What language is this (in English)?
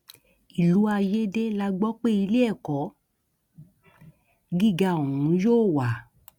Yoruba